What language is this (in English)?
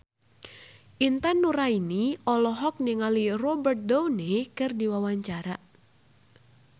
Sundanese